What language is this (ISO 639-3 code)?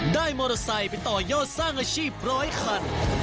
tha